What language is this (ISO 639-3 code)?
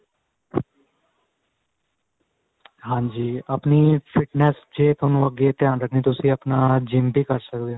pan